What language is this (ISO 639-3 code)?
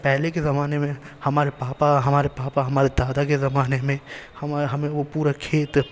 urd